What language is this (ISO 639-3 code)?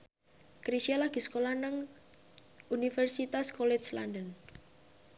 jav